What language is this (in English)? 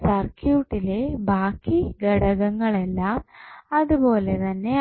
Malayalam